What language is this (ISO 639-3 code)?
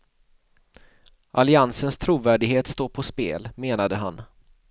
swe